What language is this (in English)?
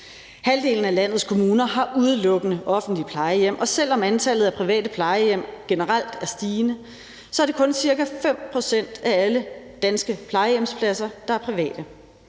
Danish